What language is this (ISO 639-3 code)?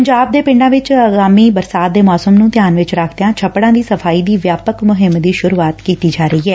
pan